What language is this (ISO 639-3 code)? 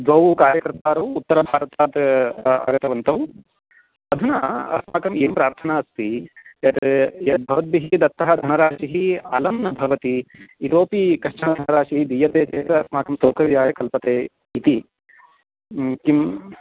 san